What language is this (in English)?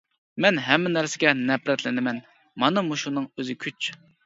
Uyghur